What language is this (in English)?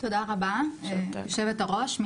Hebrew